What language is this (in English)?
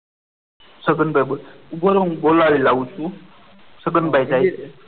Gujarati